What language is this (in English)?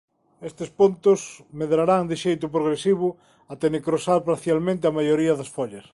Galician